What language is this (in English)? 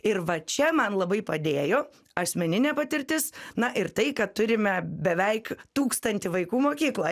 Lithuanian